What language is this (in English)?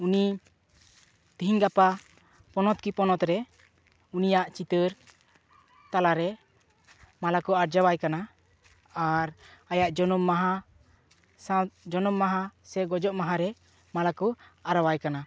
Santali